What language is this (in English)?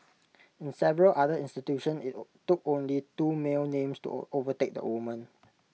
English